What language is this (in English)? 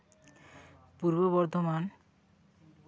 Santali